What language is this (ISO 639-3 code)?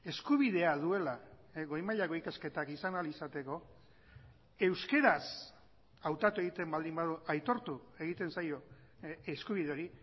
eus